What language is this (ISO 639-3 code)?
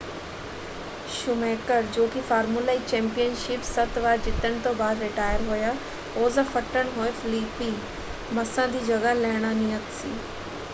pan